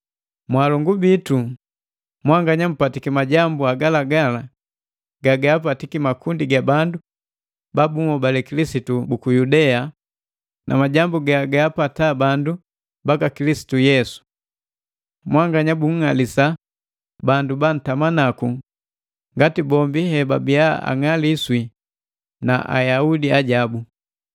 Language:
Matengo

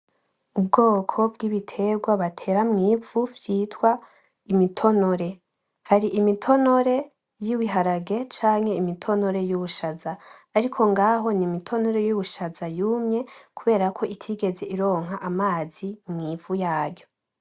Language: Rundi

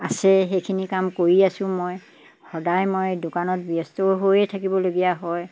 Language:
Assamese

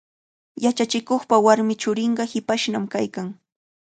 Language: Cajatambo North Lima Quechua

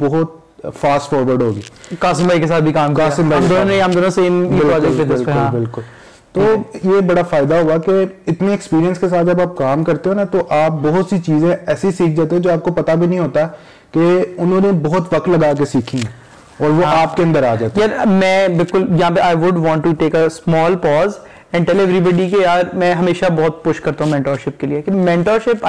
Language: Urdu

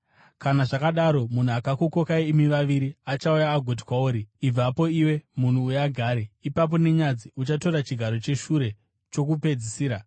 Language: Shona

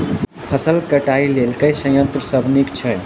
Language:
Maithili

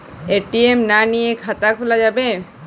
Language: Bangla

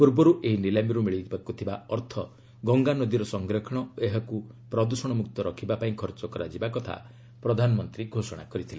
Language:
Odia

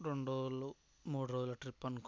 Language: Telugu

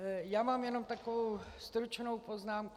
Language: Czech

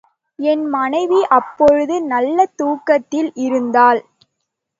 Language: Tamil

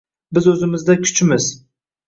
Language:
Uzbek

